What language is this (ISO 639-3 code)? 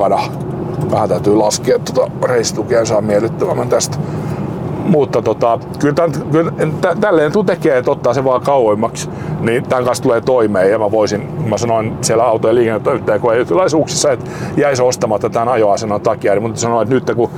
fin